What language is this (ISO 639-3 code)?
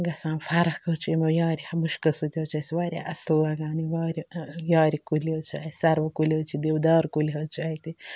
kas